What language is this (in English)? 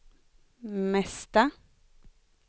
Swedish